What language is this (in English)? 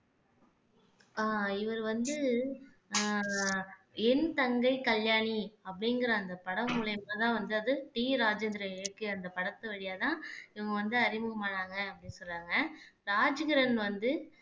Tamil